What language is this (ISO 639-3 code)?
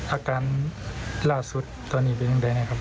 tha